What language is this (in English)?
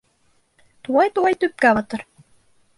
Bashkir